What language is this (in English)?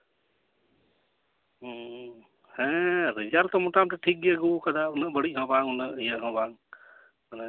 Santali